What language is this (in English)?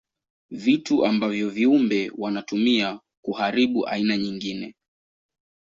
Swahili